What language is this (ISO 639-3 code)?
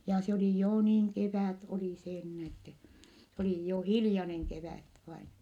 fin